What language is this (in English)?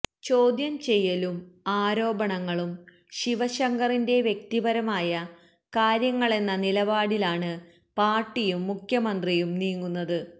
Malayalam